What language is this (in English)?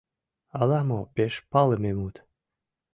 Mari